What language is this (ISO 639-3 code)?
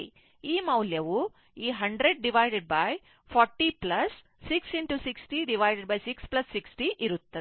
kan